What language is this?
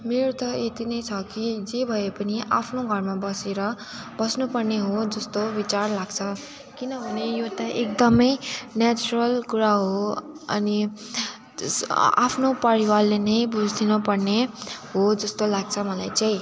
Nepali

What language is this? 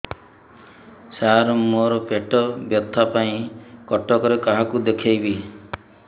Odia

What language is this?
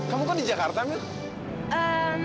Indonesian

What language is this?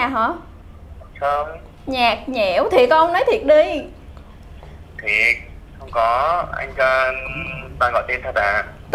Vietnamese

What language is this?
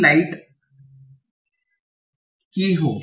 Hindi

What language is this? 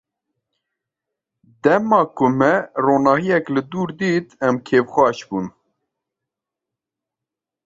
Kurdish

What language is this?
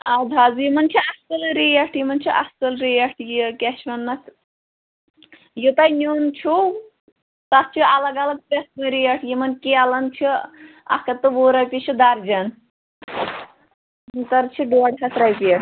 Kashmiri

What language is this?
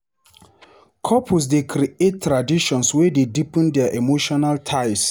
Nigerian Pidgin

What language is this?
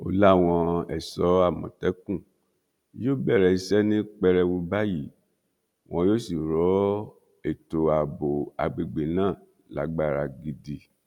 Yoruba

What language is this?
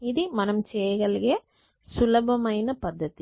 Telugu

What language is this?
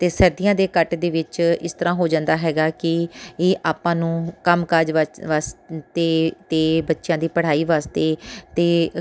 Punjabi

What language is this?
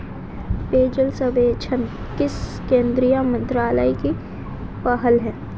Hindi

